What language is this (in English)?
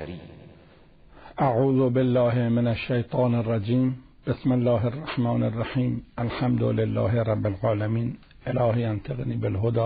Persian